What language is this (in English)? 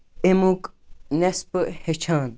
Kashmiri